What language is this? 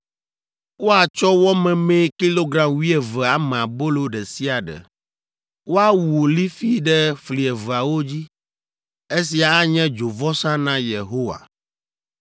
Ewe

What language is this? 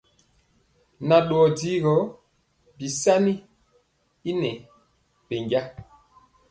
Mpiemo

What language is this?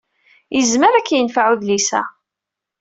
Kabyle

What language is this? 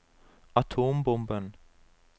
Norwegian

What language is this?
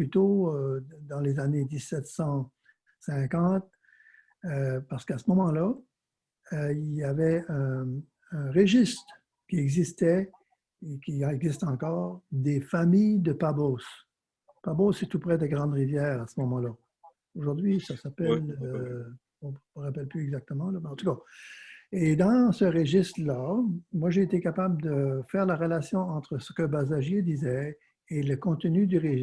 French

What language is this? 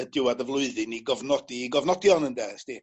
Welsh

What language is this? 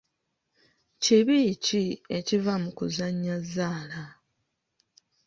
Ganda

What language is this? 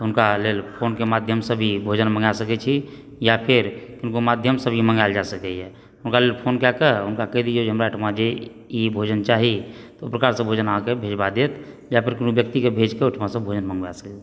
Maithili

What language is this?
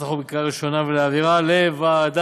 Hebrew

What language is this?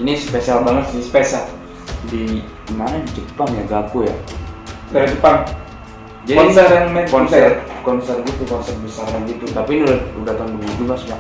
Indonesian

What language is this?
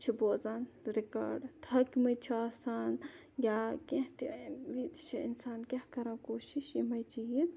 Kashmiri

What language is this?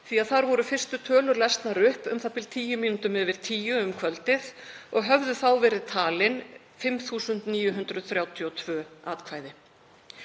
Icelandic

